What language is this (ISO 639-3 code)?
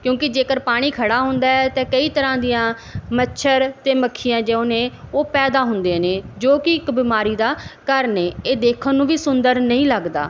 pan